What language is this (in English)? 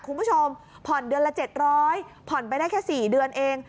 Thai